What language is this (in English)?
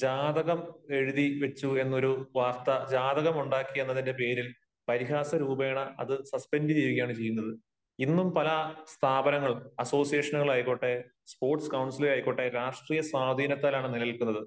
Malayalam